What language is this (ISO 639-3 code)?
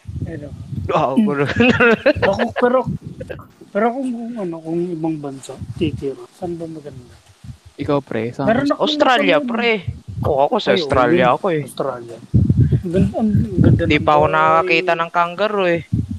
fil